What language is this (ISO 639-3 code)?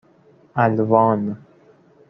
fas